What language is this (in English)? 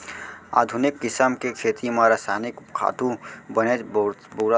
Chhattisgarhi